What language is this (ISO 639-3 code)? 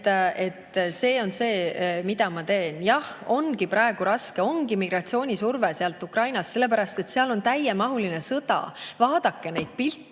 est